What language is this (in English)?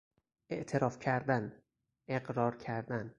Persian